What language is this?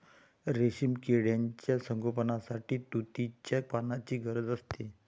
Marathi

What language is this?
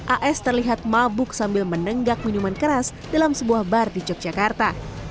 Indonesian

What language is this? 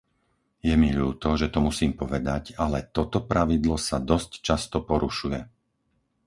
Slovak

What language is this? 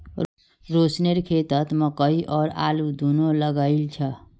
Magahi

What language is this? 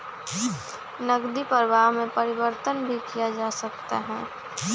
Magahi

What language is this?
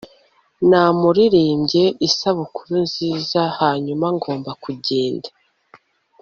Kinyarwanda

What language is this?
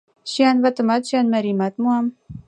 Mari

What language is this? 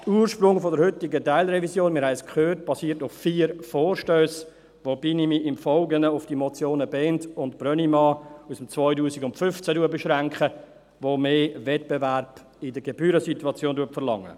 Swiss German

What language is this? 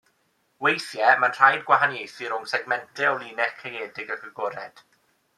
Welsh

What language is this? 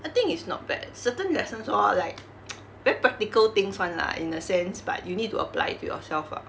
English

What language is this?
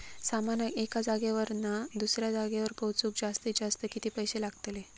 Marathi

